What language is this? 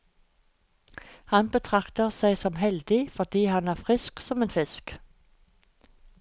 Norwegian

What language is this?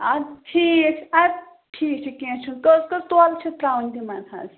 Kashmiri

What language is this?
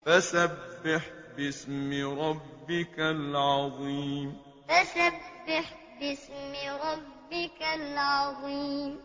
Arabic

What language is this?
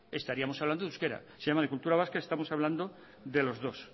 Spanish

